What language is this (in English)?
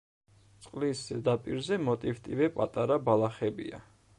Georgian